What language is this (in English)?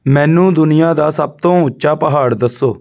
Punjabi